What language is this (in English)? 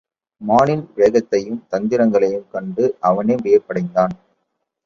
Tamil